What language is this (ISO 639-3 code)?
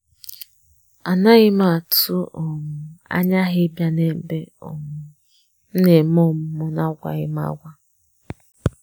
ibo